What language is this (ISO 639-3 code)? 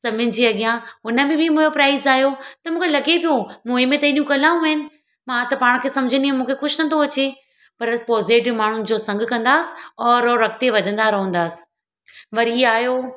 snd